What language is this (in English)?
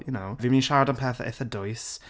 Welsh